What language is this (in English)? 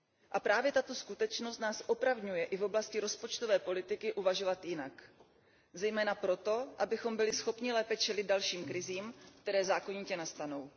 Czech